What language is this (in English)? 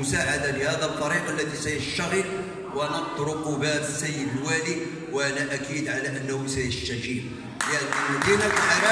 Arabic